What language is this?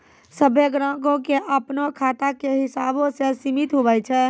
Maithili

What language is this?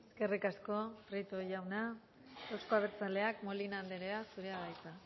Basque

